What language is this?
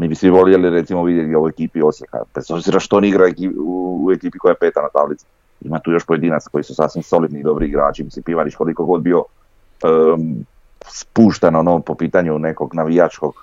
Croatian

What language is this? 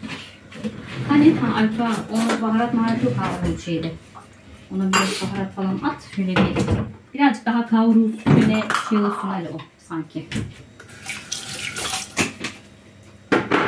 Turkish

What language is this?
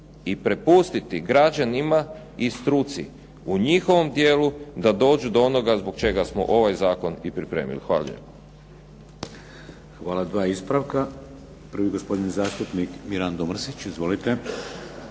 Croatian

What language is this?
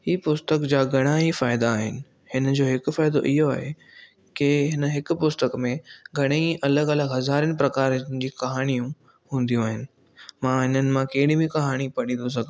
Sindhi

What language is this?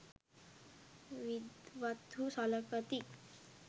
Sinhala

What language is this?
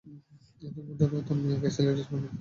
Bangla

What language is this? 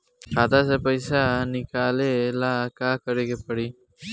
Bhojpuri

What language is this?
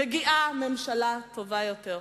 Hebrew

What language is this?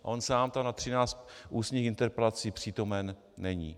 Czech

